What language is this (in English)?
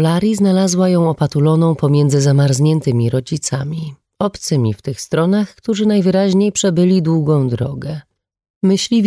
Polish